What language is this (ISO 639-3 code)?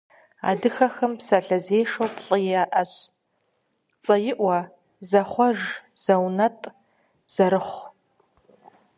kbd